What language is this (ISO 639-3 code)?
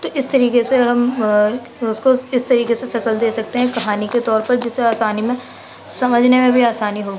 urd